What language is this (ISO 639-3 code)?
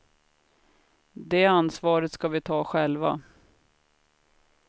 swe